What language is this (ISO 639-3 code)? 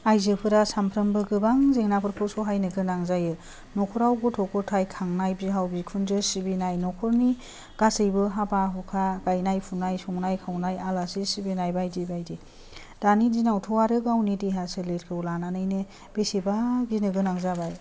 brx